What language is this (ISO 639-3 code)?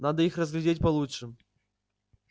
rus